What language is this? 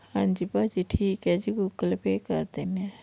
Punjabi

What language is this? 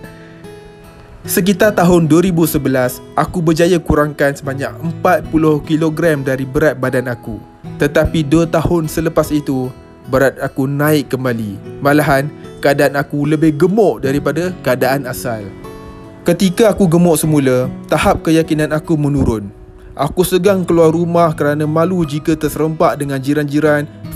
Malay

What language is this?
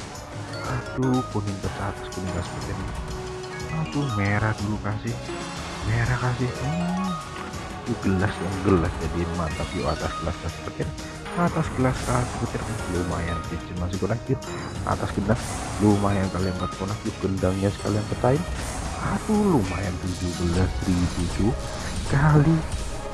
Indonesian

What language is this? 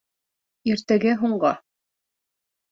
Bashkir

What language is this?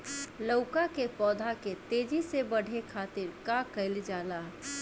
Bhojpuri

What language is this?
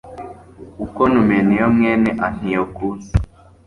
Kinyarwanda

